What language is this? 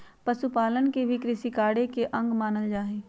Magahi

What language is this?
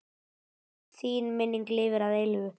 Icelandic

